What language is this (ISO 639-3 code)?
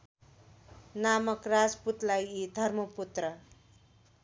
nep